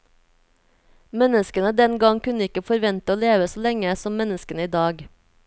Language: Norwegian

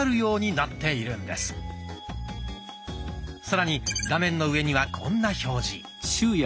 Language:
Japanese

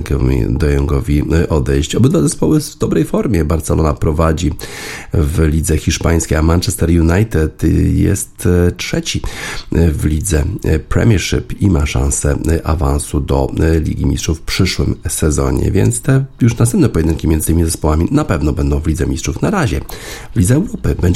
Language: Polish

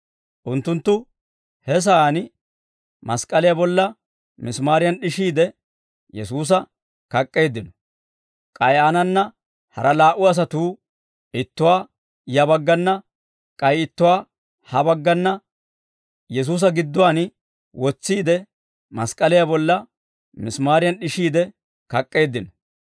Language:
Dawro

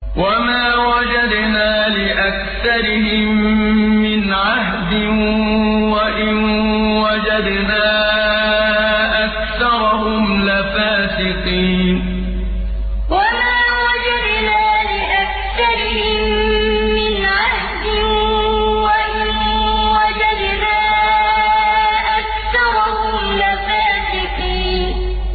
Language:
Arabic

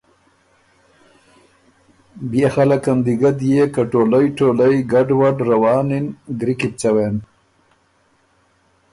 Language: Ormuri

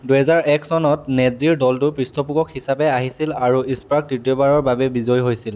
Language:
Assamese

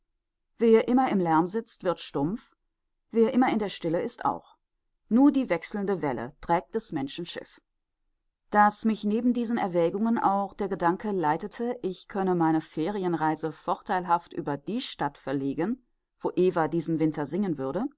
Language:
German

